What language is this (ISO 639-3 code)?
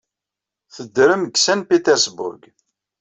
kab